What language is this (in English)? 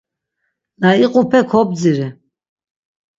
Laz